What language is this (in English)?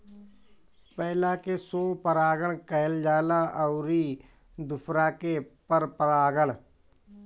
Bhojpuri